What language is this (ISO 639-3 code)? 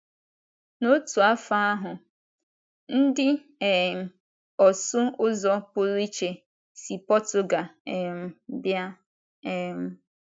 ibo